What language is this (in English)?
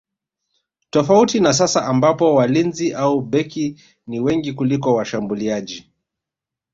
Swahili